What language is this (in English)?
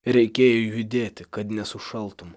Lithuanian